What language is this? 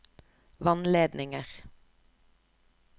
Norwegian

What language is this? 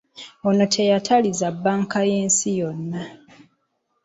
Ganda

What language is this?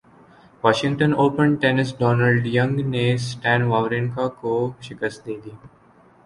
Urdu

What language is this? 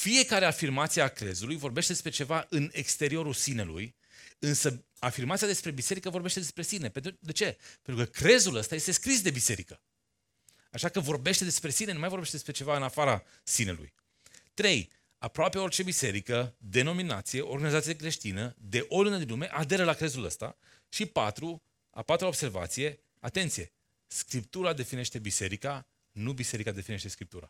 Romanian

